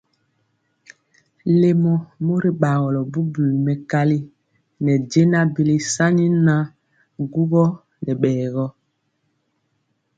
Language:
Mpiemo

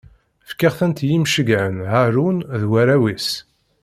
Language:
Kabyle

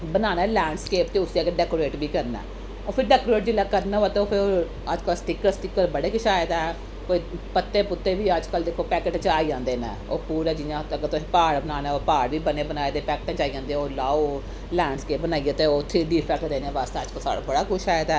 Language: Dogri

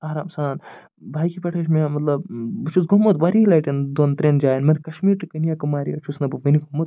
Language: Kashmiri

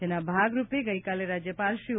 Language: Gujarati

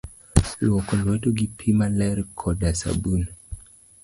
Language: Luo (Kenya and Tanzania)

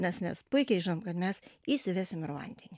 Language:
Lithuanian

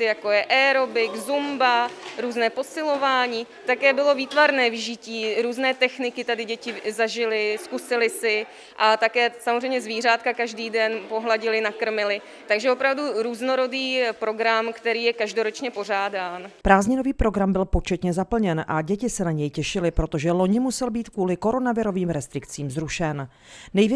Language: Czech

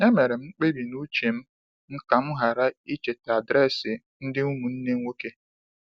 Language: Igbo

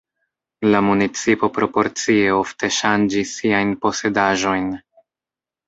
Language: Esperanto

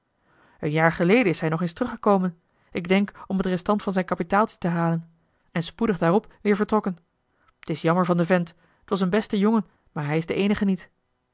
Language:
Dutch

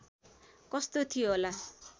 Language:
Nepali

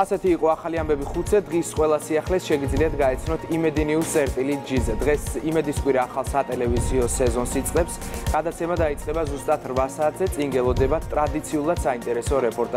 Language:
Romanian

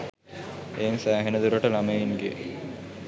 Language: Sinhala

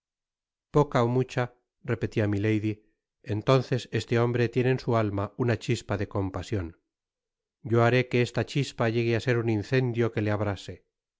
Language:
Spanish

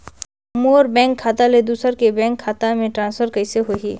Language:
Chhattisgarhi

